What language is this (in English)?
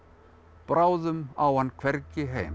Icelandic